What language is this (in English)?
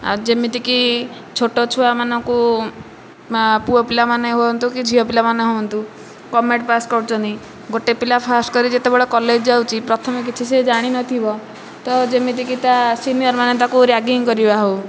Odia